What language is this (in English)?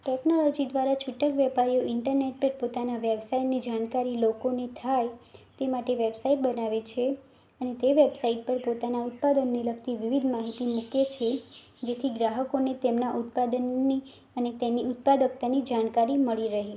Gujarati